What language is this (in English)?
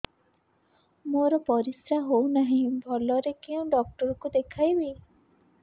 Odia